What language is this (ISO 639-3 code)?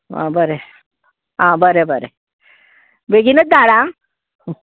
kok